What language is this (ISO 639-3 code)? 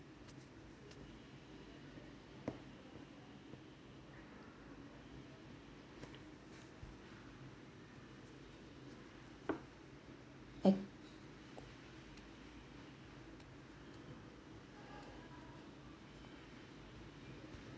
eng